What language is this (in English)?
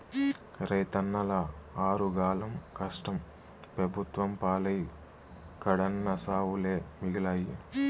Telugu